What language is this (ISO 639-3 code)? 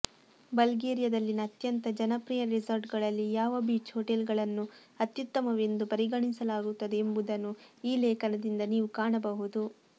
kan